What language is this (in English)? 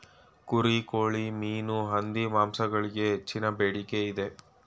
Kannada